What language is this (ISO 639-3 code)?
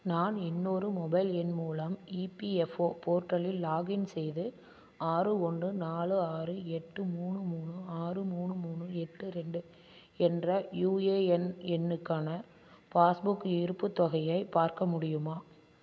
tam